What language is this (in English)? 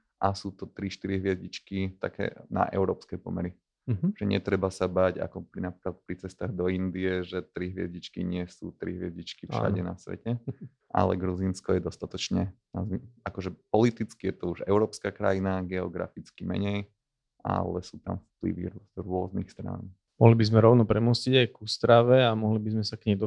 Slovak